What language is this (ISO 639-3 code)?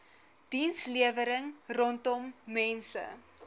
afr